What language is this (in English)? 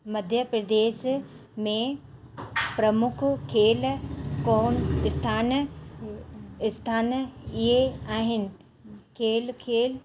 Sindhi